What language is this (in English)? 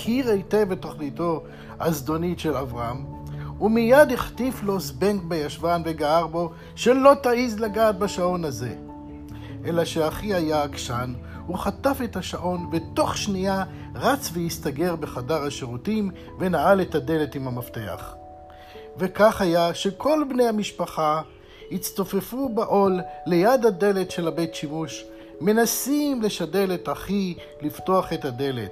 Hebrew